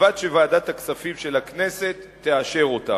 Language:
Hebrew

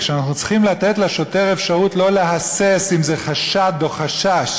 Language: Hebrew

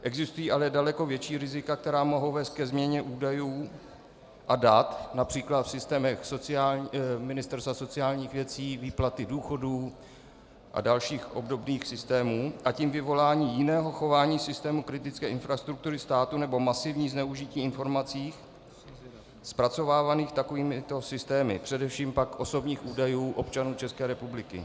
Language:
Czech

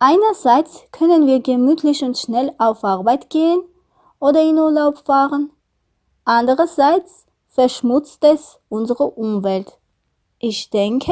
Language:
German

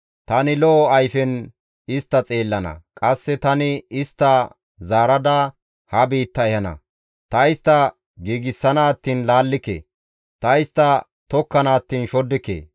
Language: Gamo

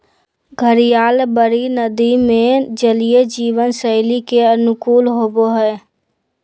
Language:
Magahi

